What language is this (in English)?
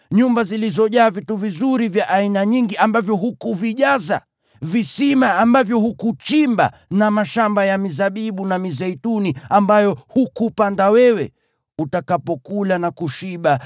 Swahili